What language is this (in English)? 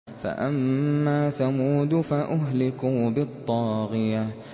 Arabic